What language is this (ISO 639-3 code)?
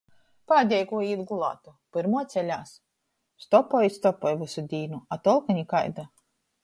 ltg